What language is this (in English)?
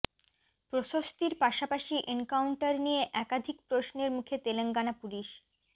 Bangla